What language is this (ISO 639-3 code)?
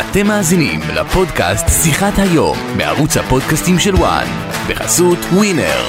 heb